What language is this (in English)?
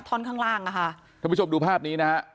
Thai